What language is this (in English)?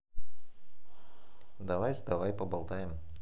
Russian